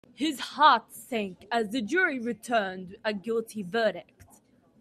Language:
English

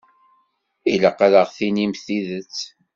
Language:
Kabyle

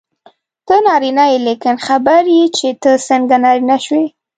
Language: Pashto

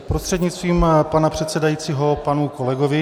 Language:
Czech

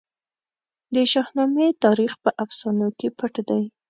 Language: Pashto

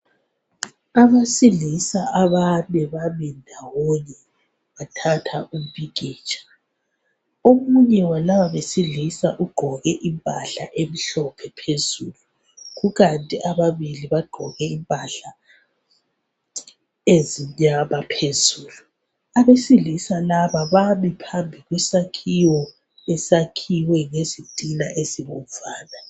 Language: North Ndebele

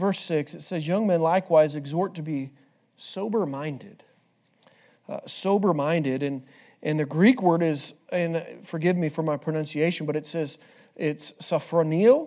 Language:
English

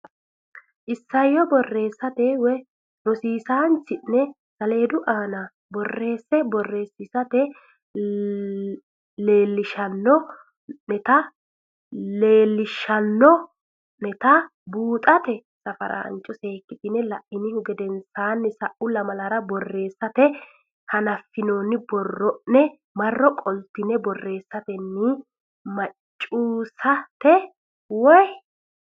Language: Sidamo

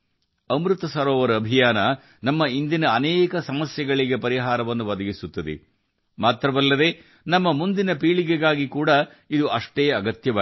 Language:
Kannada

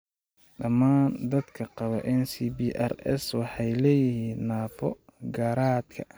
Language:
Somali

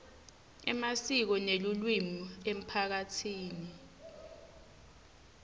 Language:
Swati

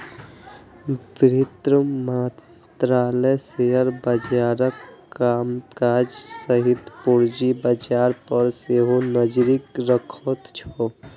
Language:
Maithili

